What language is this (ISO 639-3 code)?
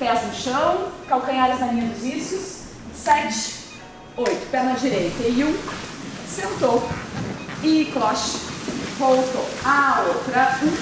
por